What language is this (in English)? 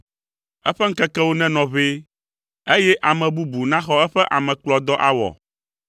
Ewe